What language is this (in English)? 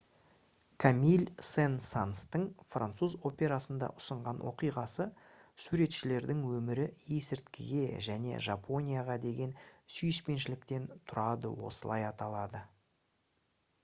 Kazakh